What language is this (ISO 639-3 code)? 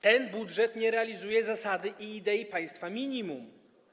pol